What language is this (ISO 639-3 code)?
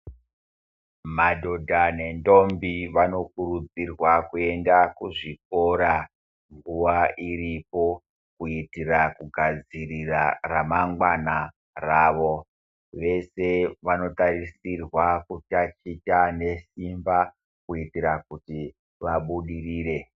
ndc